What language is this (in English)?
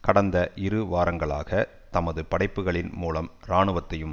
Tamil